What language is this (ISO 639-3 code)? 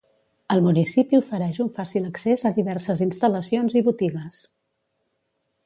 cat